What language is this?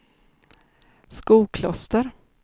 Swedish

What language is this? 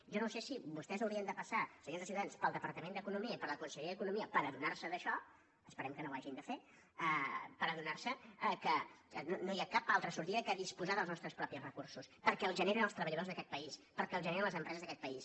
Catalan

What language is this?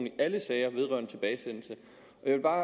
Danish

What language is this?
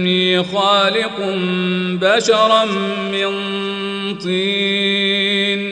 Arabic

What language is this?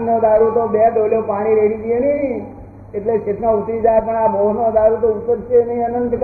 Gujarati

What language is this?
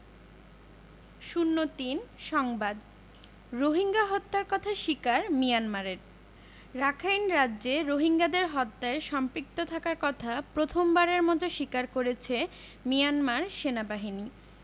Bangla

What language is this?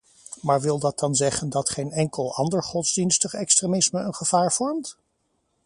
Dutch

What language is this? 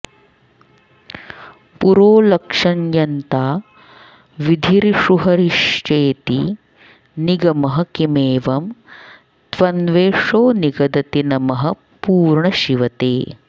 Sanskrit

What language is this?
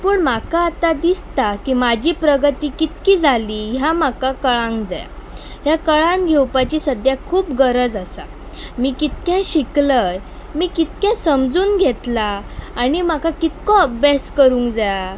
Konkani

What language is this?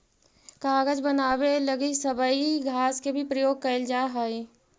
Magahi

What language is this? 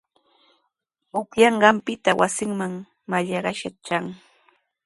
Sihuas Ancash Quechua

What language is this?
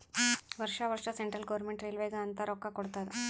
Kannada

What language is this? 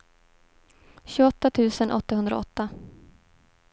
Swedish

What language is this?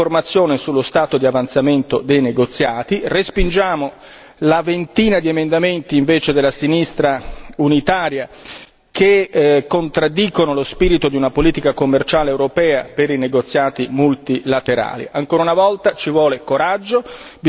Italian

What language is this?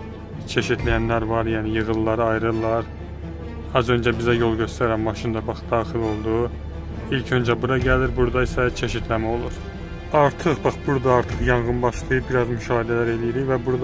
Turkish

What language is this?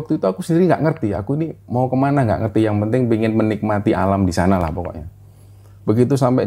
Indonesian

